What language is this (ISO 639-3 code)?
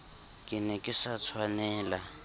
sot